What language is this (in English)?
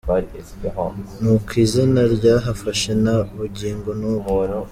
Kinyarwanda